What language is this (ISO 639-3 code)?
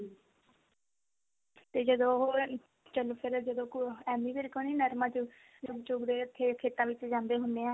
pan